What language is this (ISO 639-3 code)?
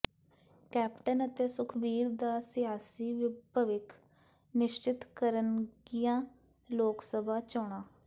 pan